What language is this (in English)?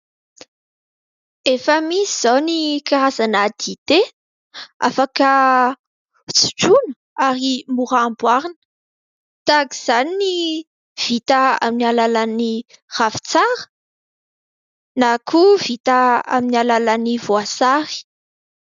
Malagasy